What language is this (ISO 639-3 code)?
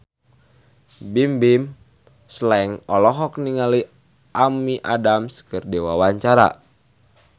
sun